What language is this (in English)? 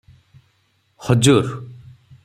Odia